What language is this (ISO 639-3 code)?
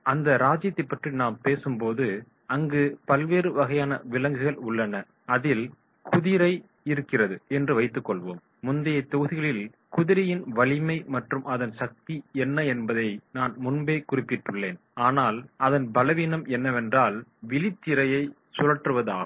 tam